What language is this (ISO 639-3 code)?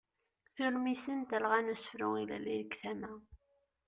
kab